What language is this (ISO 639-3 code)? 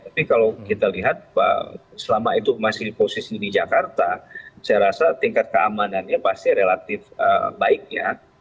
ind